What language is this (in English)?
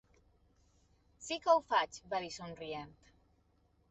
Catalan